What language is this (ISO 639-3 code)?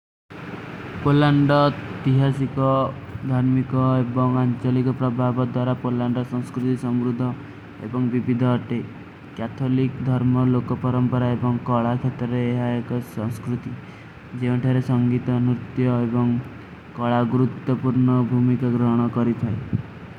uki